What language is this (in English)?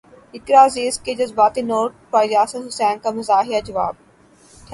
Urdu